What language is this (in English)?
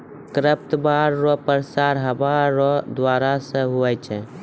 Maithili